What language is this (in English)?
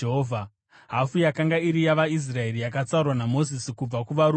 Shona